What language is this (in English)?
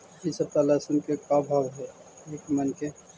Magahi